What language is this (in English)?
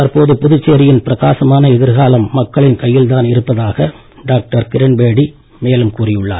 Tamil